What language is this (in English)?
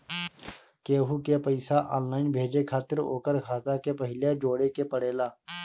Bhojpuri